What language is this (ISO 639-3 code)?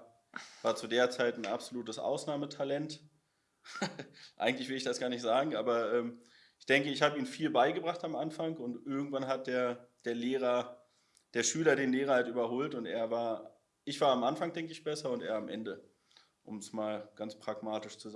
deu